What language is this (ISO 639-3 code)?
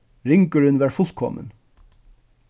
fao